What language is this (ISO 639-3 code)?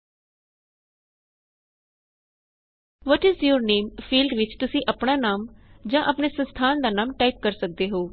pan